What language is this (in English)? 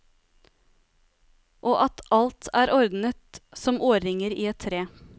Norwegian